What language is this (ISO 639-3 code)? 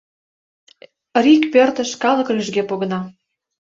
chm